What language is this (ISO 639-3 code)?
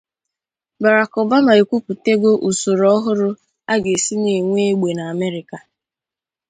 ibo